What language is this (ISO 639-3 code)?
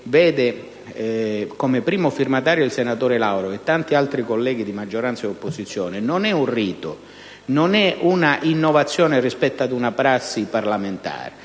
ita